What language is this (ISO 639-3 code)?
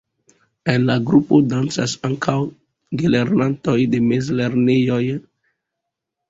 epo